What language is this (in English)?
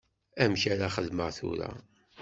Kabyle